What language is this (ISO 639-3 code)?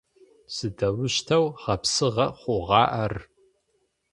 ady